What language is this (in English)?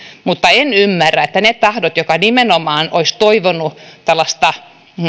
Finnish